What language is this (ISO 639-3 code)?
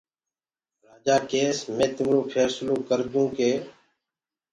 ggg